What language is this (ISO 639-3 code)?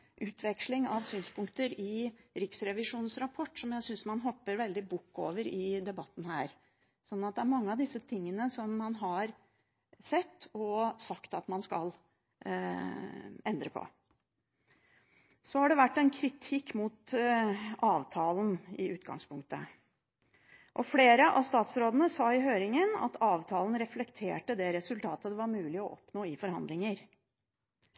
nob